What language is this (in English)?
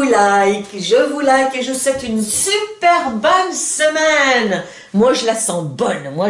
French